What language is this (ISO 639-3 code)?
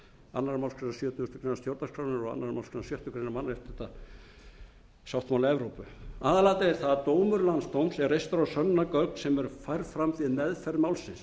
isl